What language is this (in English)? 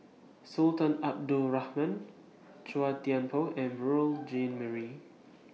English